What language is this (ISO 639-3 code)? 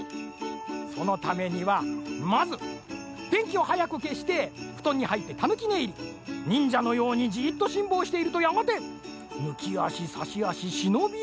jpn